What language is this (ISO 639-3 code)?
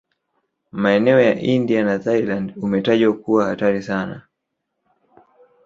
swa